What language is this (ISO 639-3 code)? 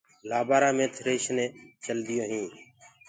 ggg